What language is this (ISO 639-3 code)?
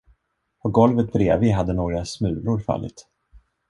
swe